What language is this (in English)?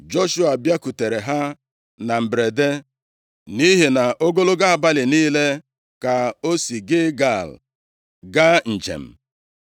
Igbo